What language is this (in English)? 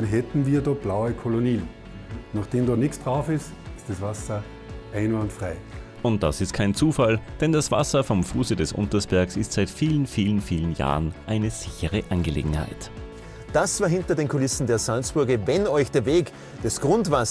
German